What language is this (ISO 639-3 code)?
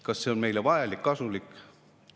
est